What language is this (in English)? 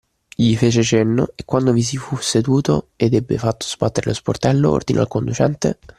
Italian